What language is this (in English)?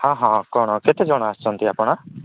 Odia